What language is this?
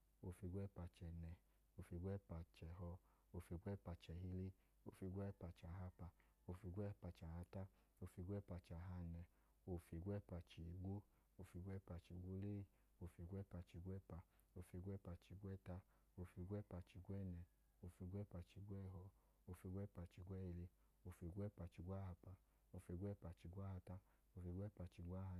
Idoma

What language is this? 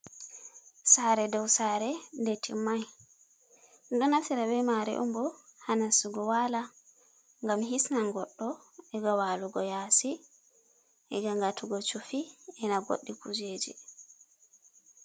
Fula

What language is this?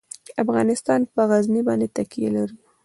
Pashto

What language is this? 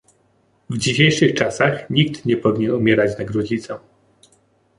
Polish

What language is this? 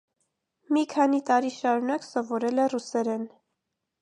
Armenian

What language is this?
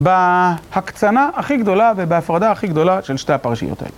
Hebrew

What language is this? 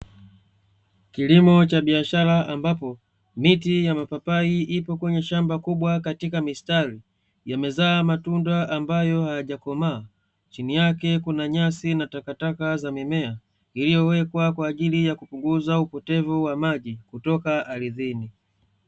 Swahili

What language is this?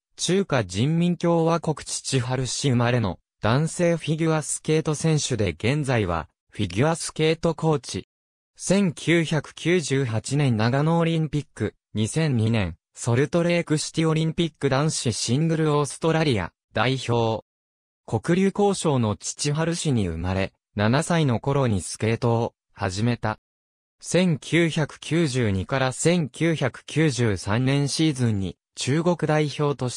Japanese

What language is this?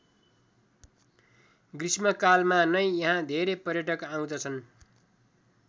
Nepali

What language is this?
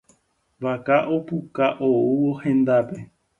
Guarani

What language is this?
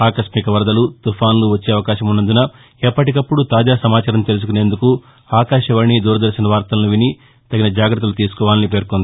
Telugu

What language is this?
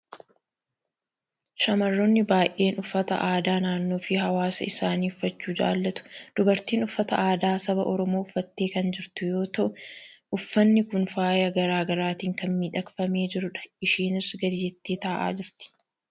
Oromo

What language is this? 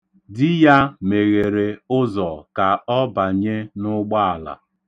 Igbo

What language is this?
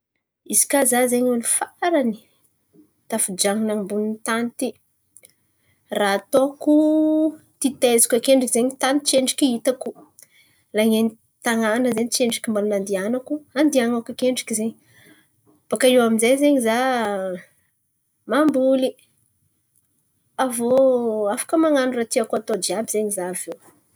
Antankarana Malagasy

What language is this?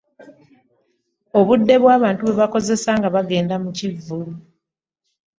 Ganda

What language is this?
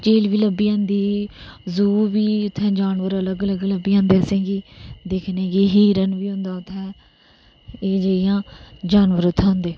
Dogri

